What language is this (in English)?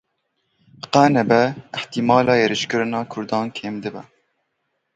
Kurdish